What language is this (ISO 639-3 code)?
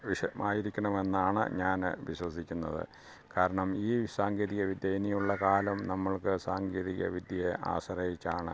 mal